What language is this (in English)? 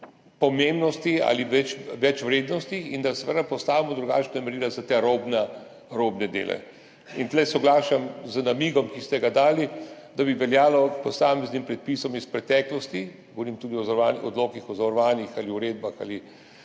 Slovenian